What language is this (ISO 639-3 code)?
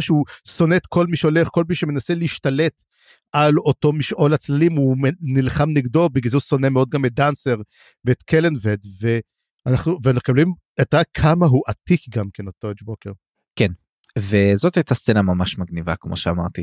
heb